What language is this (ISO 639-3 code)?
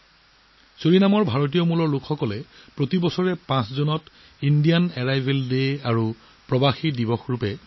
asm